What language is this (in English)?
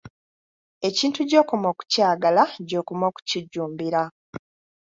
Ganda